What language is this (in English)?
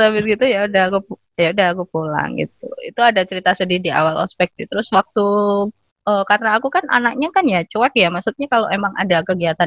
Indonesian